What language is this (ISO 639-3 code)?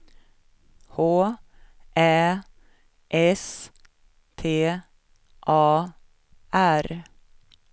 swe